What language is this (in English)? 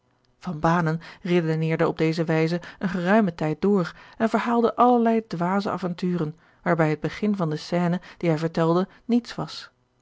Dutch